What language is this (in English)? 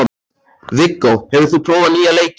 Icelandic